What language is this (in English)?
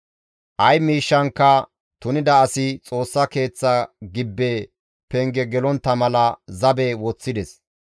Gamo